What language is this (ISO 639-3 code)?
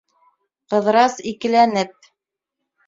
bak